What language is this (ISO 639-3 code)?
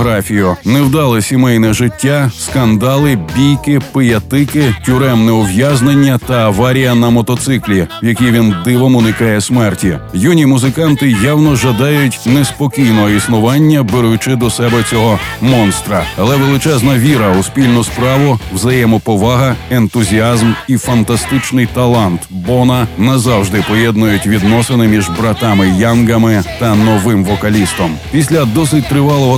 ukr